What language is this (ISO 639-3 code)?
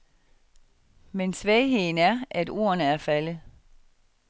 dan